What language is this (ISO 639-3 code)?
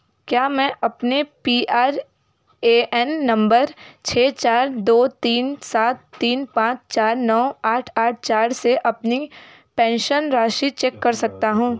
hin